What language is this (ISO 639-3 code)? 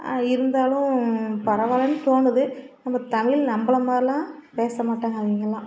tam